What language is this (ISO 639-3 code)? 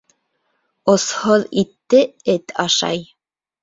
bak